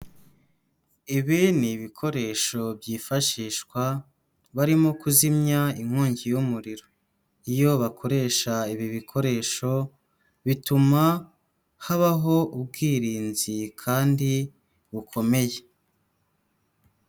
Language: Kinyarwanda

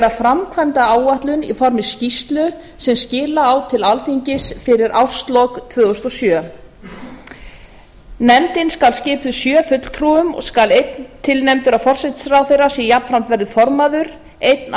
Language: Icelandic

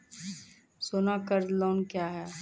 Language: Maithili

